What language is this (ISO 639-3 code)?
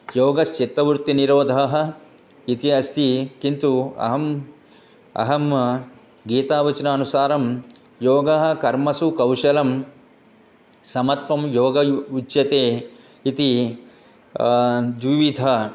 san